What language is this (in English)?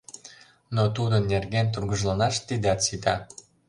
Mari